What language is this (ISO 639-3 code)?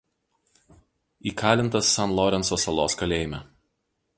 lit